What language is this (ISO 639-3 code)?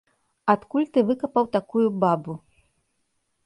bel